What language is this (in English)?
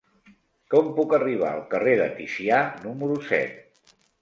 Catalan